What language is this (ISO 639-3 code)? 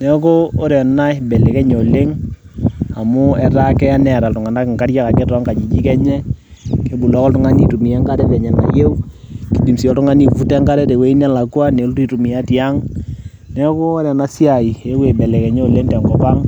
mas